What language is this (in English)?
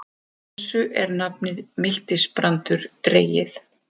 Icelandic